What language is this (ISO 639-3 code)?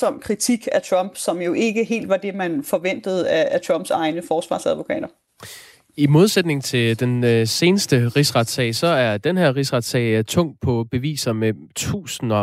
dan